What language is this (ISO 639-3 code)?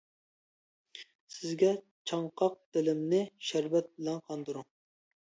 uig